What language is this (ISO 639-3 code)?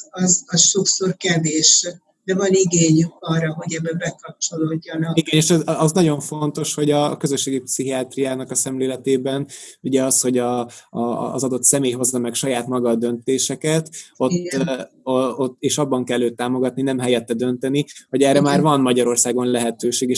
hun